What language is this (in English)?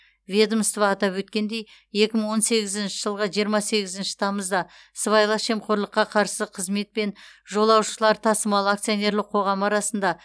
Kazakh